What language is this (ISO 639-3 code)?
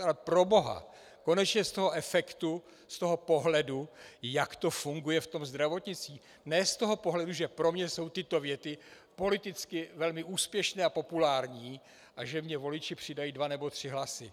ces